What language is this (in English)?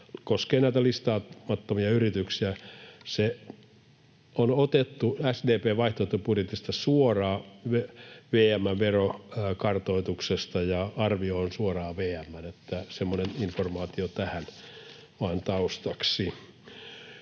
Finnish